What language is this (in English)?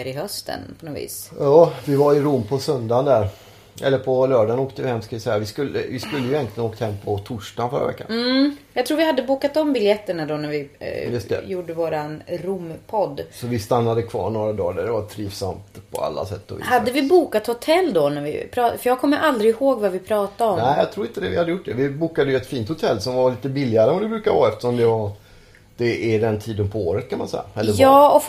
Swedish